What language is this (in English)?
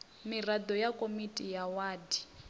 Venda